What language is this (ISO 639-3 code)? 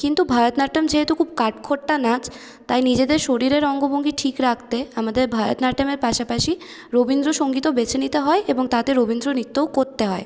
ben